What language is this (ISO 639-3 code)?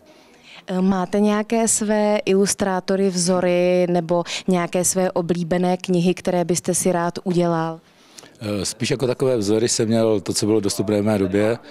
ces